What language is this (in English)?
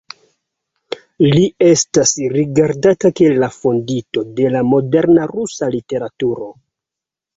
Esperanto